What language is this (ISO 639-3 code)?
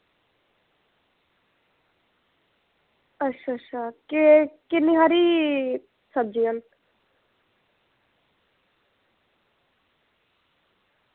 doi